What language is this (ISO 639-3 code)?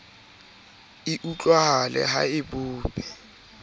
sot